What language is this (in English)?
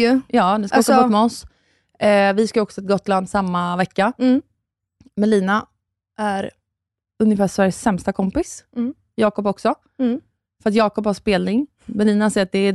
Swedish